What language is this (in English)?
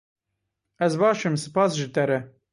Kurdish